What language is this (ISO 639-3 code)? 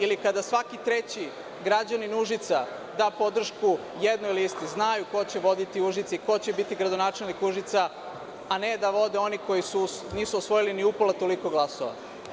srp